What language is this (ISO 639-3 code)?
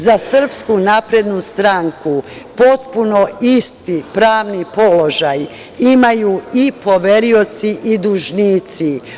srp